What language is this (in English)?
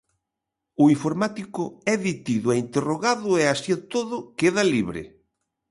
Galician